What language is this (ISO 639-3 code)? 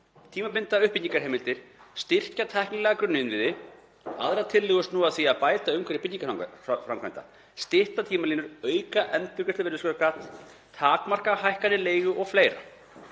isl